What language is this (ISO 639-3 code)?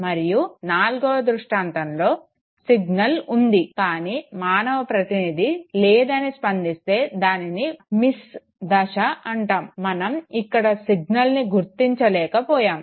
tel